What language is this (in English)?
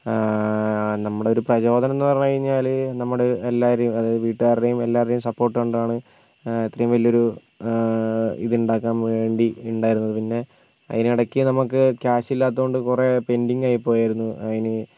Malayalam